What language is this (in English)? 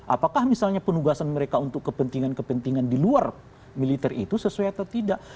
Indonesian